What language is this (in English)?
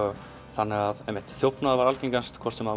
Icelandic